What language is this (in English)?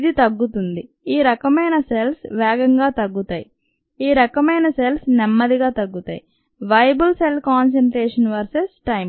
Telugu